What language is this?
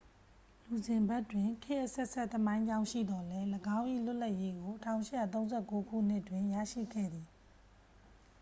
Burmese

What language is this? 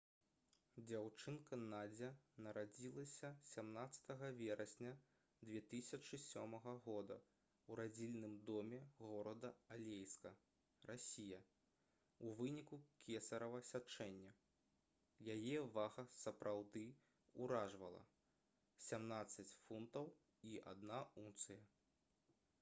Belarusian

